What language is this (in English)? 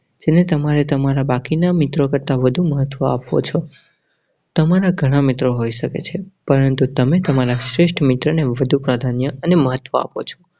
Gujarati